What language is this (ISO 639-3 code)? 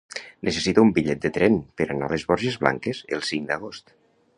cat